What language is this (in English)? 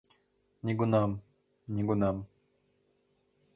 Mari